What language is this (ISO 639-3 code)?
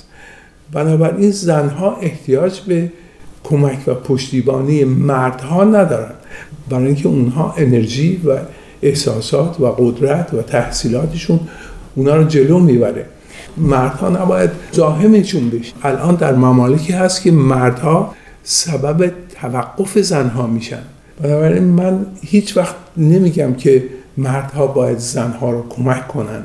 fas